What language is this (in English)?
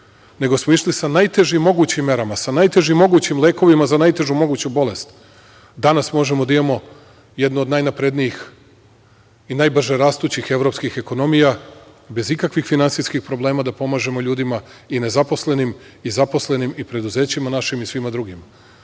Serbian